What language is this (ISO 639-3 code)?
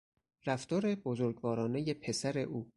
fas